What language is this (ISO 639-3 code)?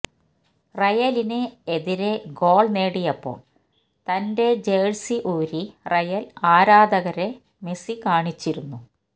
mal